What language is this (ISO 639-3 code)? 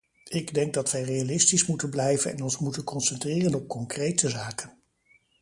nld